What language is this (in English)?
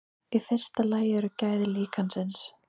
Icelandic